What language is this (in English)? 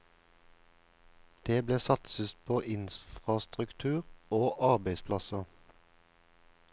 Norwegian